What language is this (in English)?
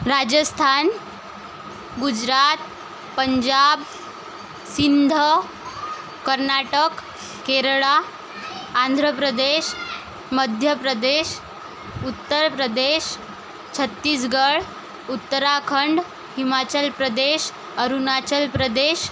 Marathi